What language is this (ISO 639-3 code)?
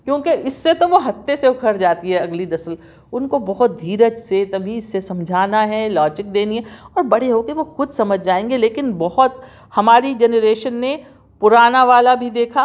urd